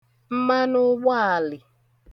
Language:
Igbo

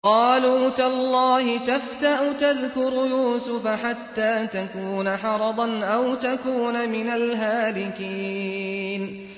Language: Arabic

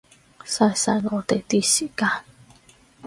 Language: Cantonese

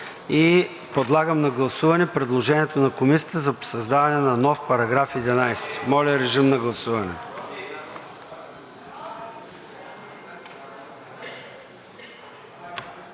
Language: Bulgarian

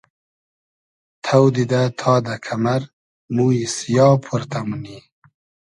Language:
Hazaragi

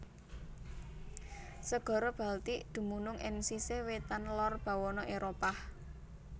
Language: Javanese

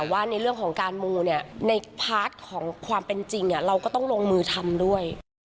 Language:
Thai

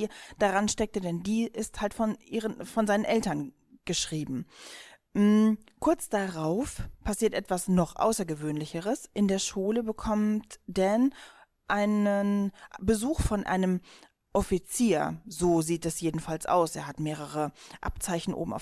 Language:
German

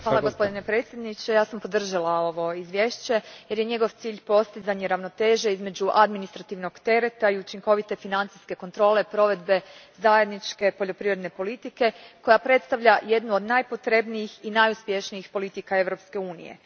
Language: Croatian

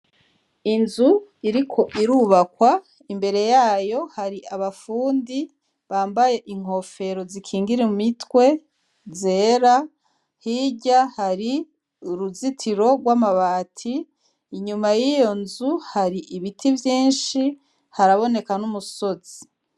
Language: Rundi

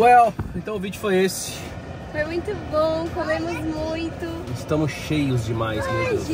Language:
Portuguese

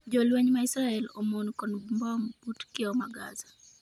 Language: Luo (Kenya and Tanzania)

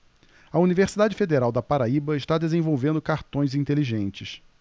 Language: Portuguese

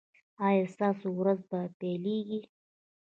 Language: Pashto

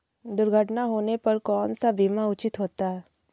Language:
Hindi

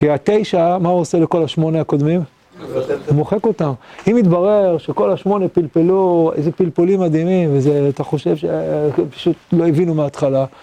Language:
Hebrew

